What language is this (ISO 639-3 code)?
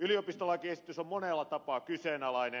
fin